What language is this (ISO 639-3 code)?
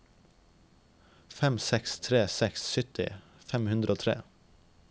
nor